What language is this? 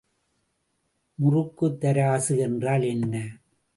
Tamil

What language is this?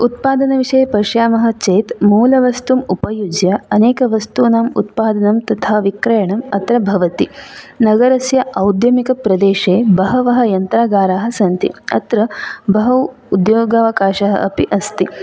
Sanskrit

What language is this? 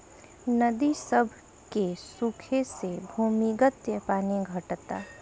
Bhojpuri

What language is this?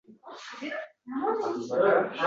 Uzbek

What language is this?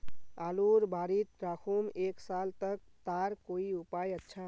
Magahi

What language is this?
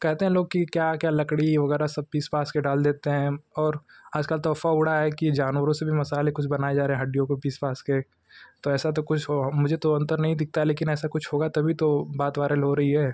Hindi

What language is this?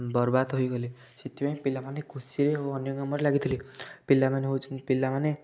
Odia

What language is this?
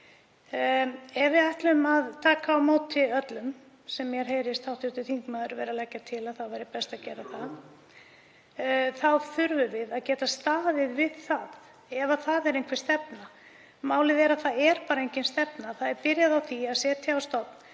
Icelandic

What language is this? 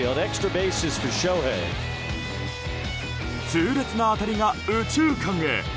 Japanese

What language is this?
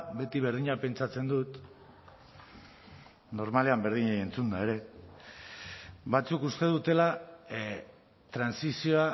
Basque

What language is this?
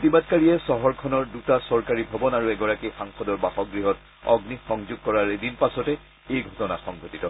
Assamese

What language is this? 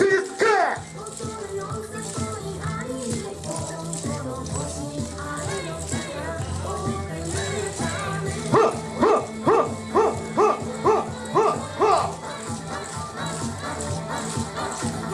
Japanese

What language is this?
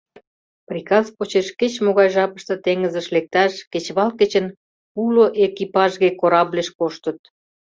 Mari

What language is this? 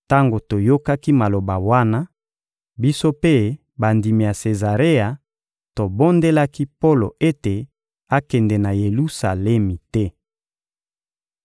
Lingala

